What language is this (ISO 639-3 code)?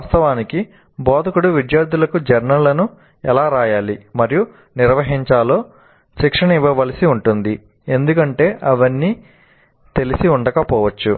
tel